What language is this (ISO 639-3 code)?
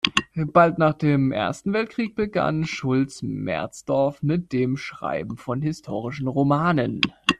deu